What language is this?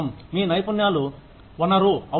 Telugu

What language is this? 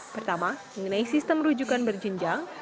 Indonesian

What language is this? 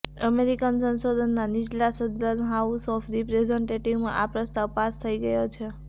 Gujarati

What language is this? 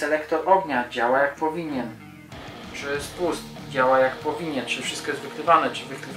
Polish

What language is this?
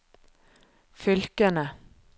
Norwegian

